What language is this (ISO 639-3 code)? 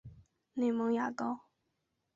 zho